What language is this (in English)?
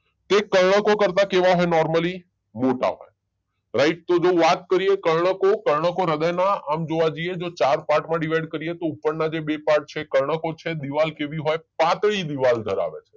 Gujarati